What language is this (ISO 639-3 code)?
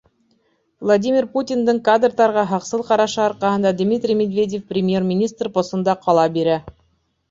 bak